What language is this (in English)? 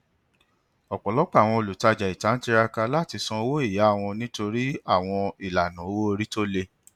Yoruba